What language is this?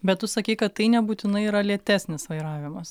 Lithuanian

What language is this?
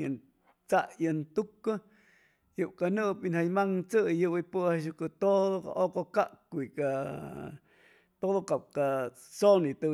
Chimalapa Zoque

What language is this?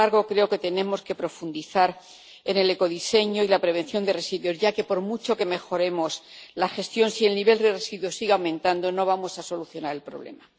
Spanish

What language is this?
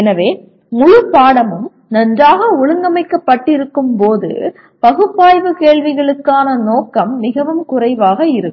Tamil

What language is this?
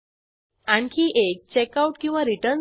Marathi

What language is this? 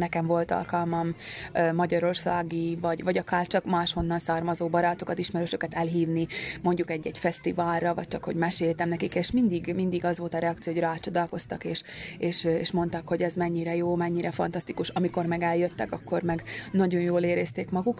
Hungarian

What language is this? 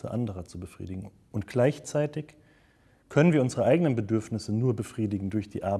German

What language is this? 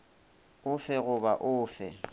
Northern Sotho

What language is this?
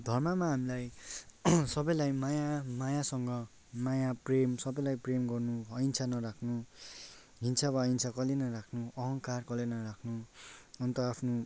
Nepali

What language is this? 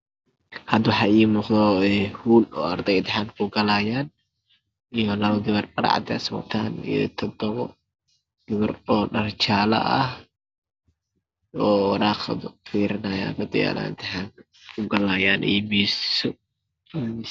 Somali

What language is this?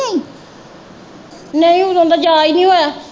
Punjabi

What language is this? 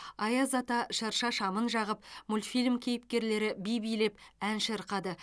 Kazakh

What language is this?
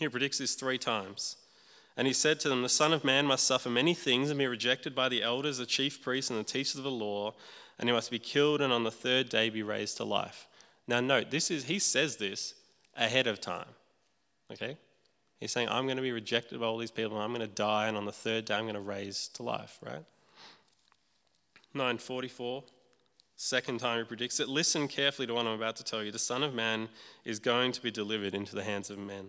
English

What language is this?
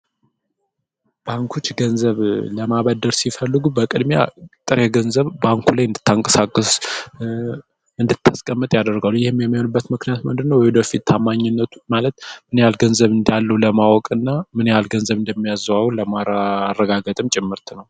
Amharic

